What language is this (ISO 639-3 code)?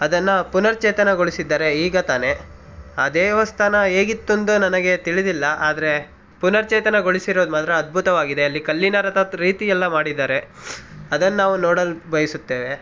kan